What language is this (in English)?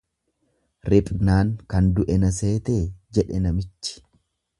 Oromo